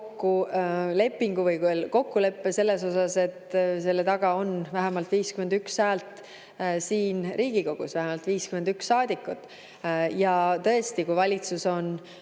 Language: Estonian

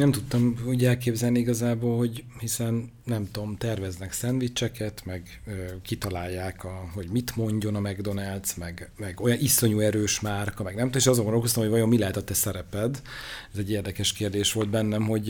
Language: Hungarian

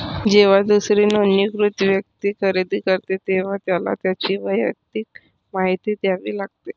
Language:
Marathi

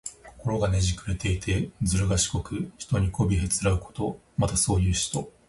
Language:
Japanese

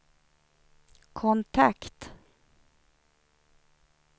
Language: Swedish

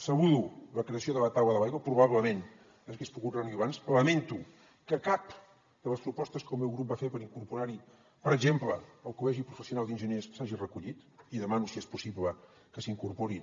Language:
Catalan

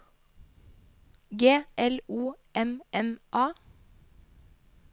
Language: Norwegian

